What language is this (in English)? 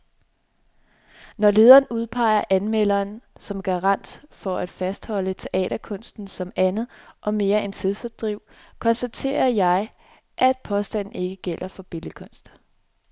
Danish